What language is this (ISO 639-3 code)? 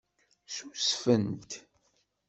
kab